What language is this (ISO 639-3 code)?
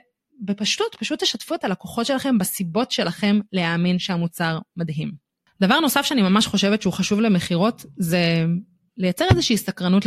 heb